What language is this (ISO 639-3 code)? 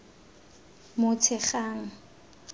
tsn